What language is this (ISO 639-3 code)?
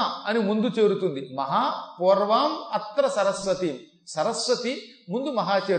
tel